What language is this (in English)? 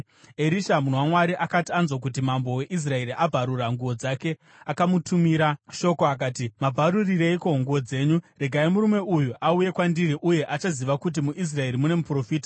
Shona